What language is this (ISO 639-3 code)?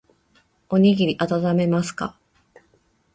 jpn